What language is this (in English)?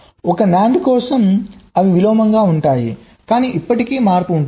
Telugu